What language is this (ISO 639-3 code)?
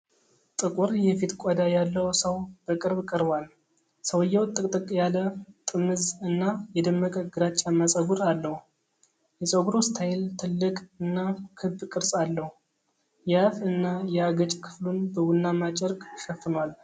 amh